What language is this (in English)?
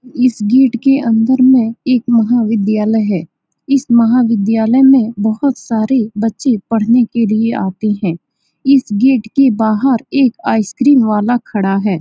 Hindi